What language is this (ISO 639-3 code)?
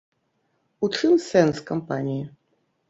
bel